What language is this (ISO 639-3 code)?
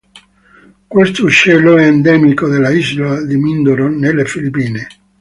ita